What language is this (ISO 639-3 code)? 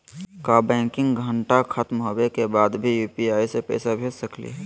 mag